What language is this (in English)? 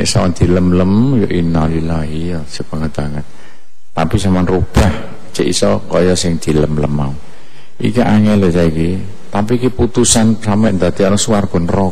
Indonesian